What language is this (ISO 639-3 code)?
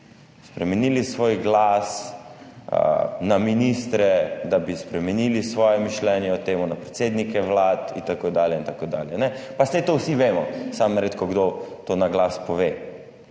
slv